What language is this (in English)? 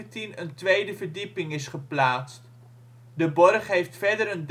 Dutch